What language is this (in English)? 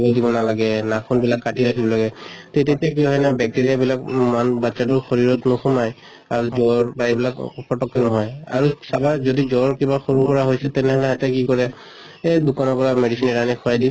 Assamese